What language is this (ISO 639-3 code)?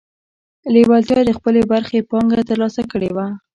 pus